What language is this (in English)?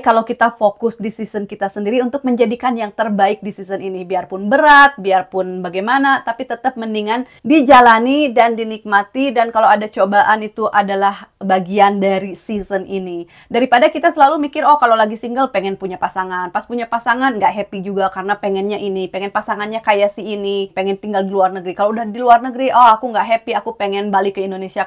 Indonesian